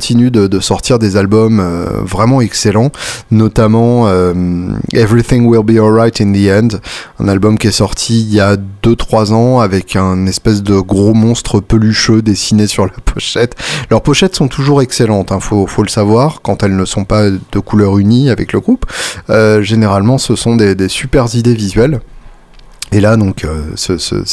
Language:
French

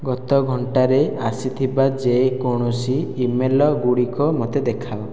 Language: Odia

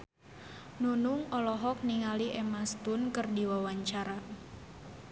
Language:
Sundanese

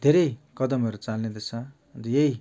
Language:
Nepali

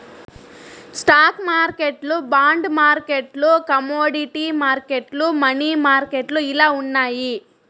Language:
Telugu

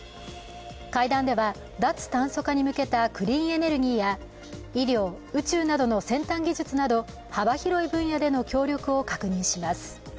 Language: Japanese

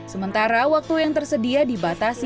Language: Indonesian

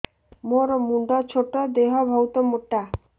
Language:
Odia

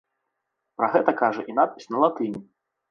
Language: Belarusian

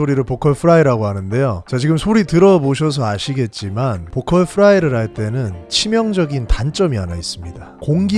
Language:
Korean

